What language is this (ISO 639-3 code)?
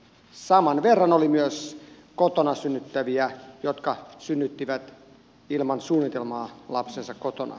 fin